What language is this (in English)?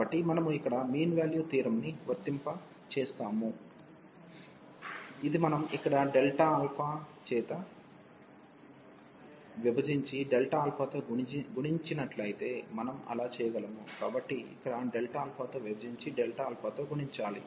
Telugu